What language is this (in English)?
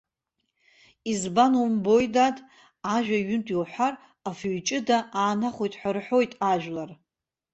Abkhazian